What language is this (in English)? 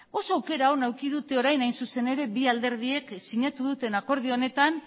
Basque